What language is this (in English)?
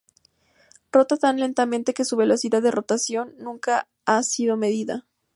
Spanish